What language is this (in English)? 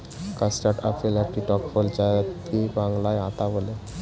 Bangla